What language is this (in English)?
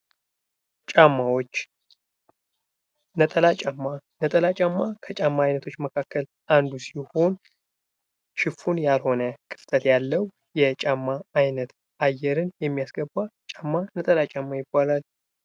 Amharic